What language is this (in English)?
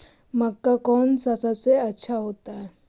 Magahi